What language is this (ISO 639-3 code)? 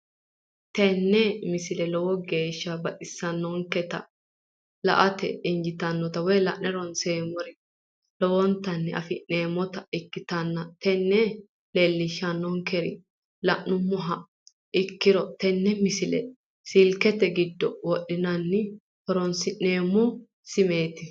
sid